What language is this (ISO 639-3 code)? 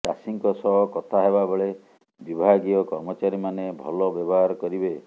ori